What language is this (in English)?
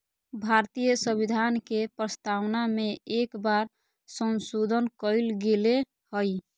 Magahi